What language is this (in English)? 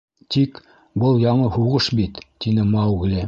Bashkir